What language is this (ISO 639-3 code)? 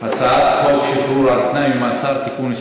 heb